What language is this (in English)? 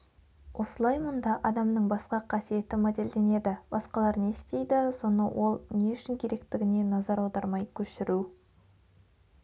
Kazakh